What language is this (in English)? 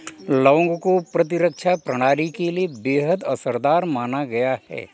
Hindi